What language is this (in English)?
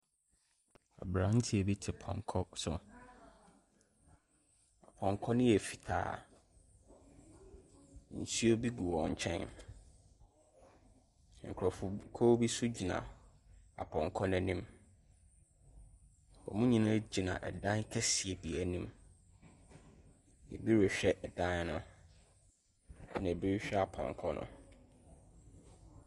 Akan